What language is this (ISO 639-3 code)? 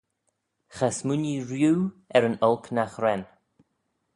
glv